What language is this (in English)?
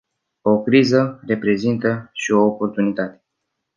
Romanian